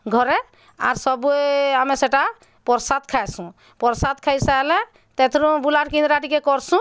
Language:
Odia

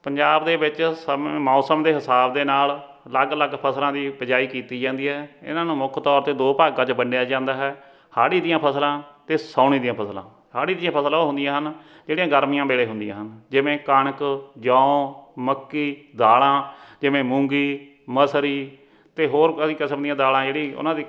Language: Punjabi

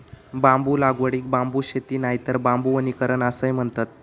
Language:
Marathi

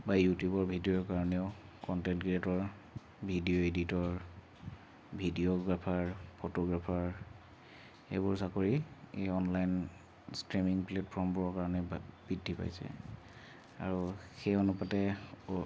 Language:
Assamese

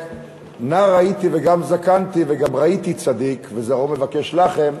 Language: Hebrew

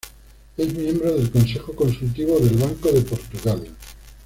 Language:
Spanish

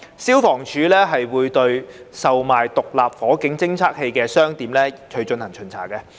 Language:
Cantonese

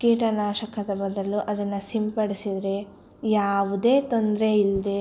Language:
Kannada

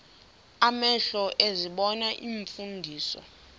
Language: Xhosa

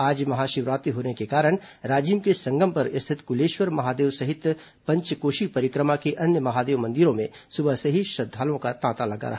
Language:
Hindi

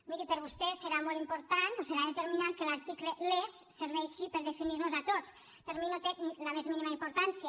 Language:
Catalan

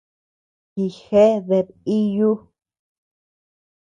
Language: Tepeuxila Cuicatec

